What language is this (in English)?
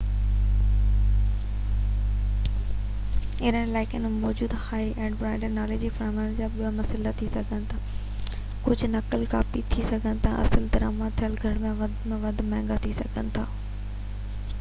Sindhi